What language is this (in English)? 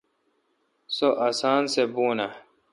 Kalkoti